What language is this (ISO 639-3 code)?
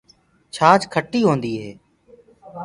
ggg